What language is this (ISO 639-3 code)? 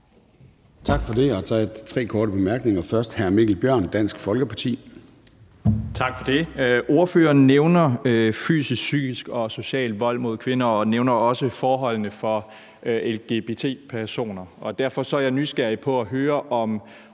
dan